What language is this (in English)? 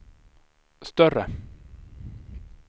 Swedish